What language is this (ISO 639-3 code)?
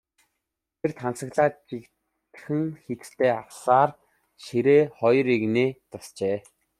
mon